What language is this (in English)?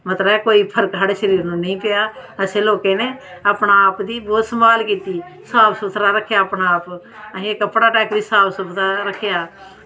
Dogri